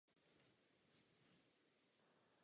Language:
Czech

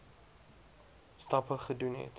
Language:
Afrikaans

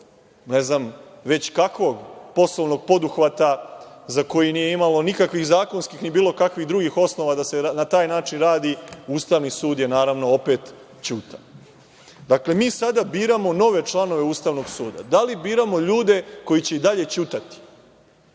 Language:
Serbian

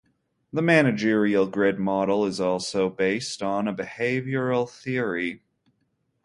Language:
English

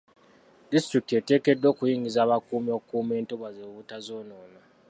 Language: Ganda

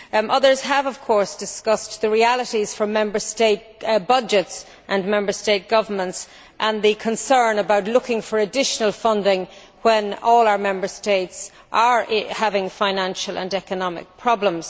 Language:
English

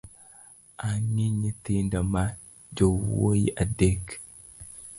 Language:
Luo (Kenya and Tanzania)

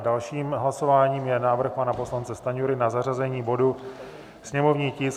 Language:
Czech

